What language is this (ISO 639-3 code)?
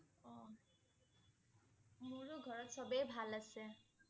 asm